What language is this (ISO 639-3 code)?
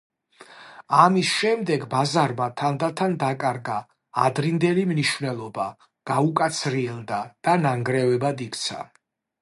kat